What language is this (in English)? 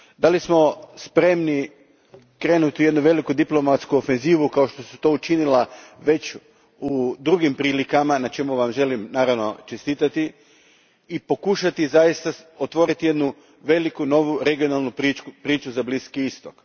Croatian